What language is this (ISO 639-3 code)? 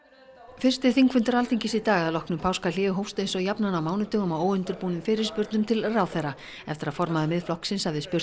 isl